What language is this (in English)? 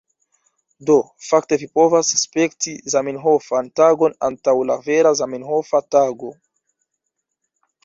Esperanto